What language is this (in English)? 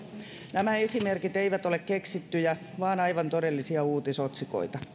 Finnish